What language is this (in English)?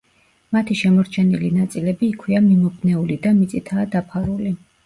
Georgian